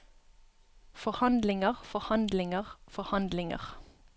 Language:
Norwegian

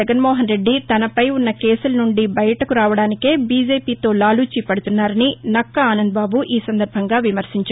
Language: Telugu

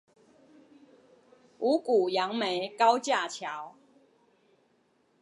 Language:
Chinese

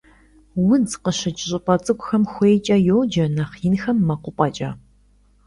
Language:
Kabardian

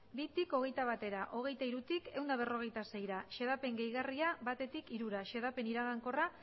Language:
Basque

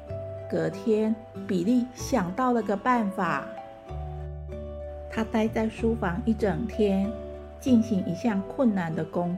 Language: Chinese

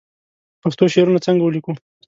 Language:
Pashto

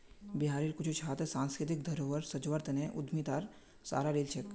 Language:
Magahi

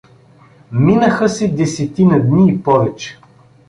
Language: Bulgarian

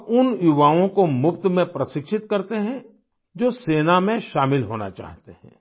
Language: Hindi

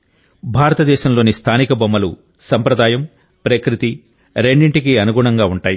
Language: Telugu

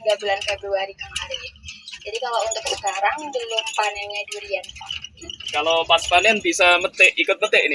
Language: Indonesian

